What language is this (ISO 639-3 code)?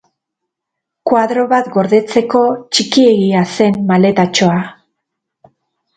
eus